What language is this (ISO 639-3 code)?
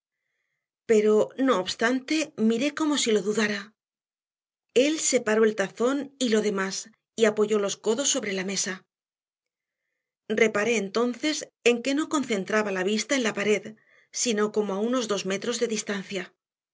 spa